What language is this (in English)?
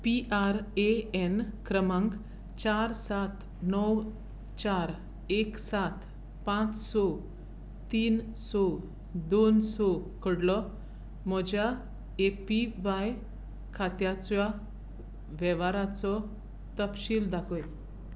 Konkani